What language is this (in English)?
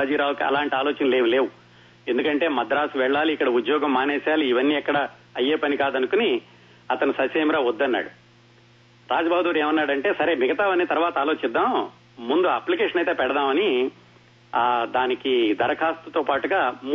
Telugu